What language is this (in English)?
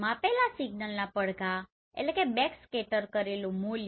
Gujarati